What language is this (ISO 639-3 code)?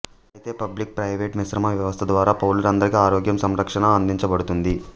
tel